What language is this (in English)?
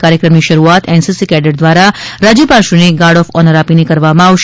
Gujarati